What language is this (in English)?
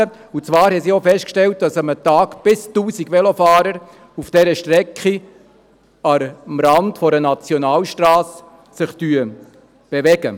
Swiss German